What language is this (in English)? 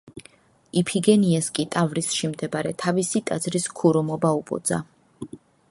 Georgian